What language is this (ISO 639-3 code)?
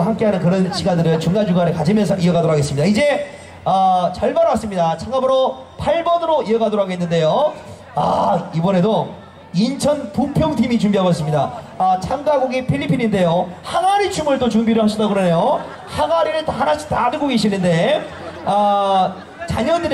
kor